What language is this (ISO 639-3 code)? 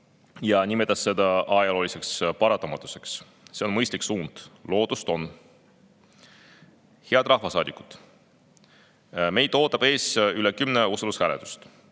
est